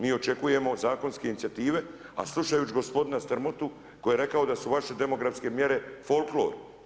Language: Croatian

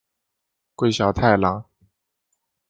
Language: Chinese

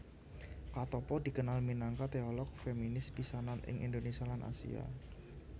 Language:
Javanese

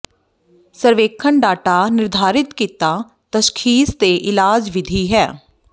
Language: Punjabi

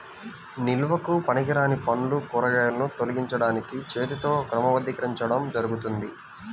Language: Telugu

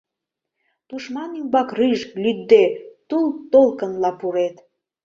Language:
Mari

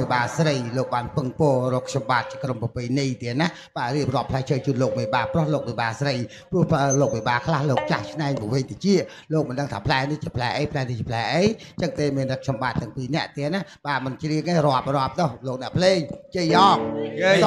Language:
Thai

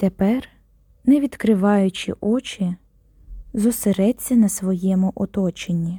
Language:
Ukrainian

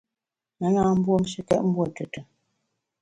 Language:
Bamun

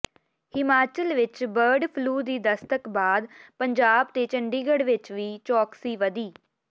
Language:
Punjabi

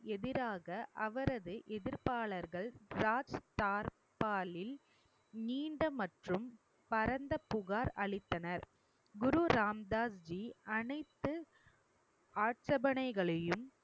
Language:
Tamil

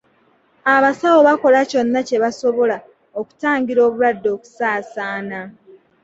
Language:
Ganda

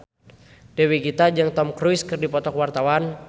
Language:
Sundanese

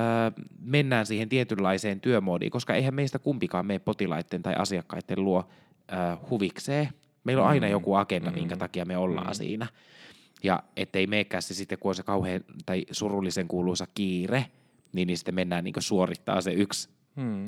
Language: Finnish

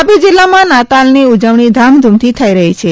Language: Gujarati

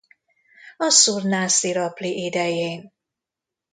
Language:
Hungarian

